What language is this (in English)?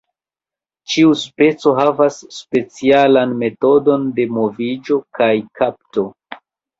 Esperanto